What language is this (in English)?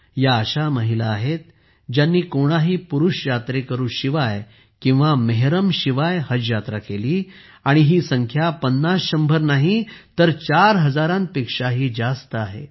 Marathi